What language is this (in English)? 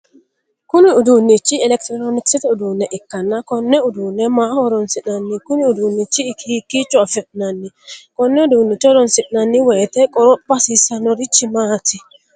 Sidamo